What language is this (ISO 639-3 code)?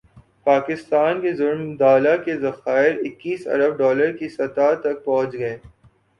urd